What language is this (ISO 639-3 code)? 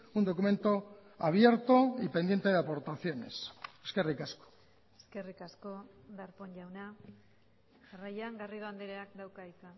eus